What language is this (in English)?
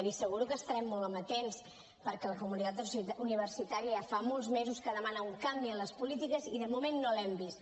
Catalan